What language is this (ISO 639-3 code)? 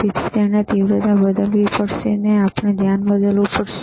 guj